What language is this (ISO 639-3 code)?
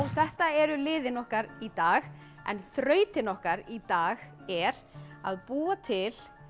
isl